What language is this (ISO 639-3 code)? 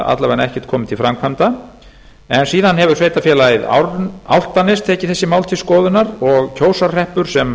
isl